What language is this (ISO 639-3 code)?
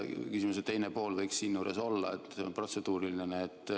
est